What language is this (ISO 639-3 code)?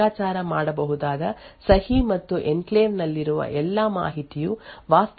kan